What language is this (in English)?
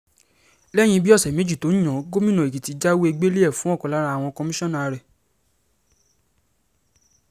Yoruba